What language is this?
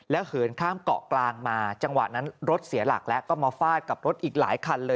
Thai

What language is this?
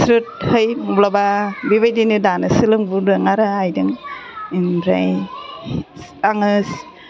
Bodo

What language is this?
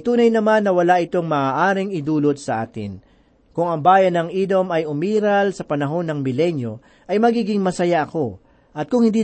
Filipino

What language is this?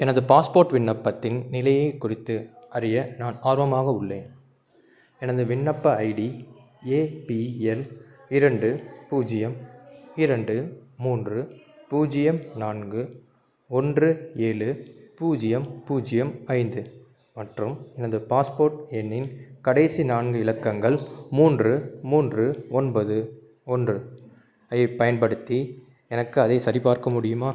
Tamil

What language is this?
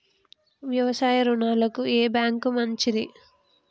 Telugu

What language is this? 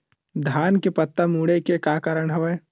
Chhattisgarhi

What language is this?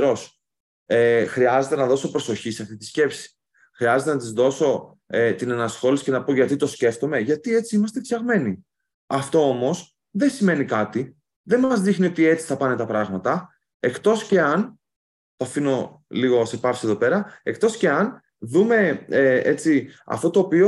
Greek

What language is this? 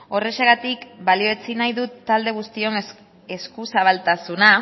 Basque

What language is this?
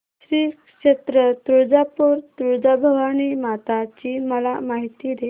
Marathi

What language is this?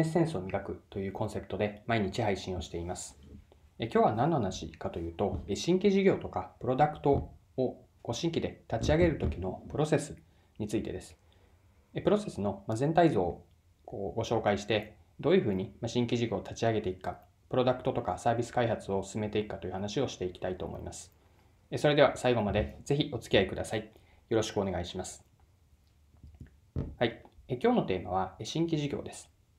Japanese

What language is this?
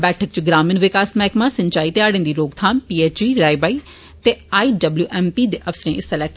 Dogri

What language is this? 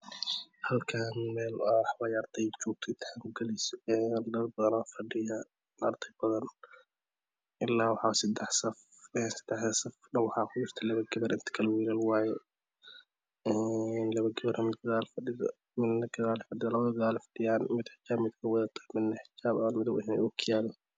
Somali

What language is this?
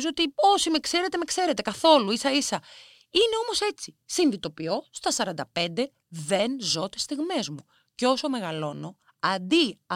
Greek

